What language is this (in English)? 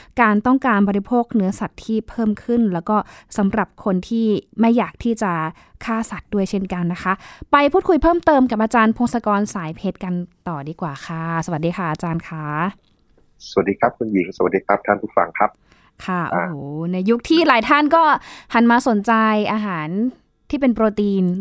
Thai